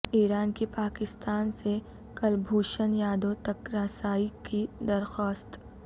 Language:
Urdu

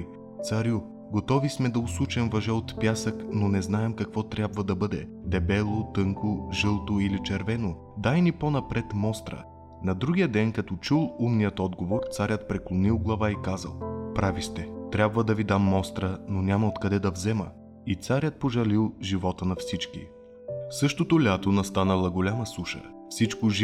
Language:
Bulgarian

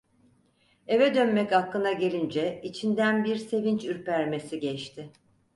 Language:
Turkish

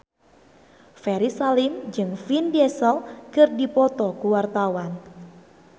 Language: Sundanese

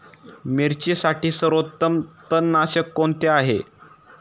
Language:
Marathi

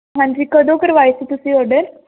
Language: Punjabi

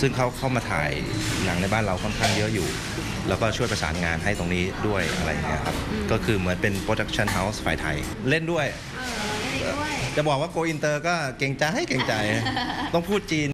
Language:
Thai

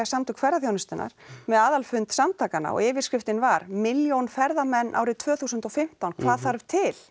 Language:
Icelandic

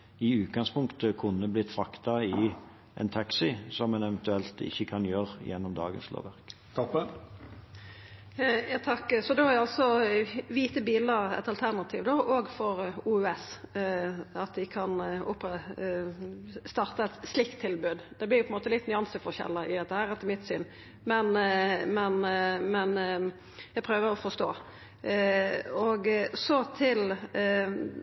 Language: Norwegian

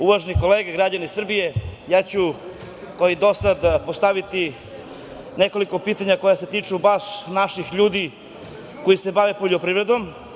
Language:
Serbian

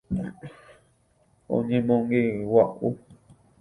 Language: Guarani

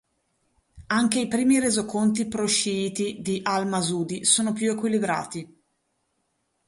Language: Italian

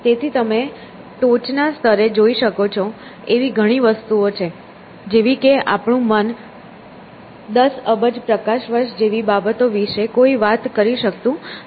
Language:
Gujarati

